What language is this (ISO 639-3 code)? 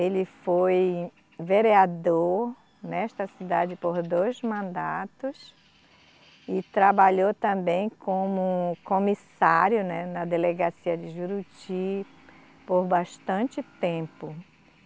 por